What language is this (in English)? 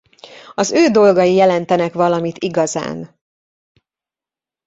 Hungarian